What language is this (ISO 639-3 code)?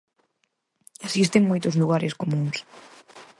glg